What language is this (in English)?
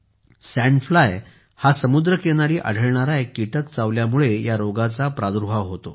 Marathi